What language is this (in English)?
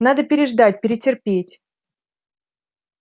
Russian